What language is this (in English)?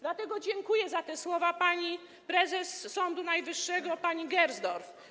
Polish